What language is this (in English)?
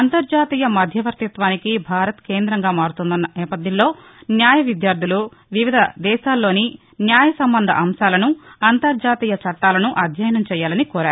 Telugu